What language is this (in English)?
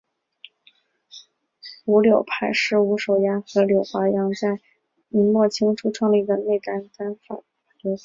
Chinese